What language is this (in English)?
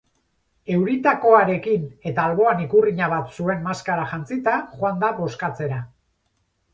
Basque